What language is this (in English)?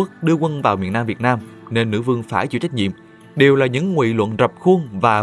Vietnamese